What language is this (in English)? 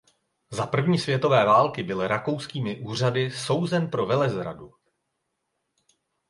Czech